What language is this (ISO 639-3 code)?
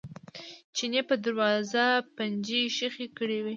pus